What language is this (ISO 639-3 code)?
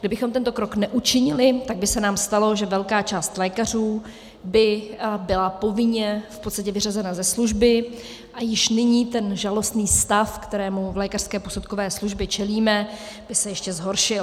ces